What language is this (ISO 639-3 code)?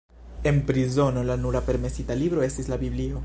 epo